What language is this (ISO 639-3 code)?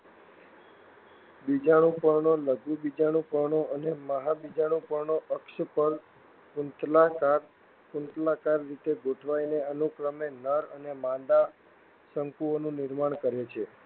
guj